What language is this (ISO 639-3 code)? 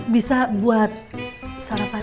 ind